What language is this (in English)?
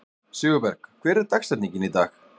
Icelandic